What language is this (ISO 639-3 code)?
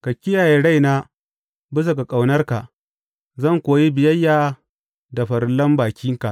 hau